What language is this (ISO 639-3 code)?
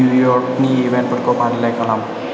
brx